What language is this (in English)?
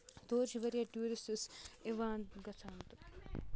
Kashmiri